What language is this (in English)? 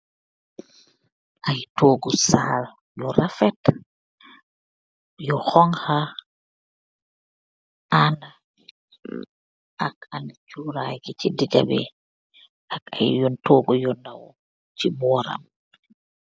Wolof